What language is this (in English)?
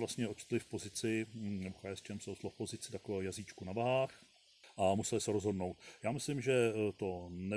Czech